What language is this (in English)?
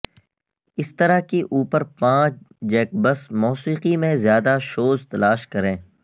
Urdu